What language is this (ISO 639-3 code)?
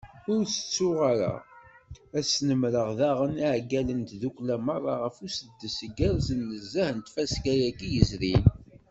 kab